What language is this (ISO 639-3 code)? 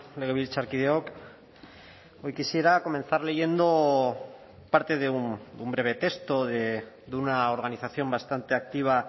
spa